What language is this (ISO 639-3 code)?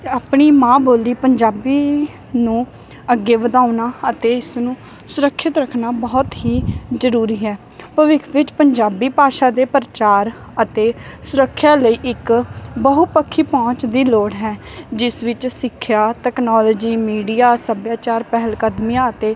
pan